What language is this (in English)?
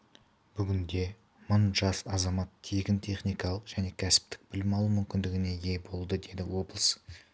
Kazakh